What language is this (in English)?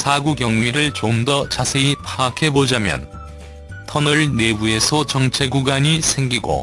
Korean